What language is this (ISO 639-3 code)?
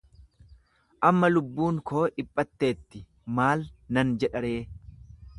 orm